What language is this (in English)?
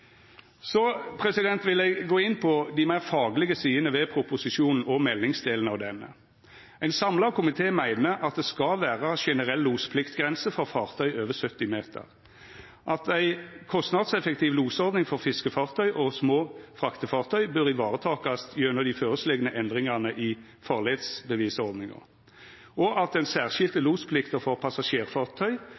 Norwegian Nynorsk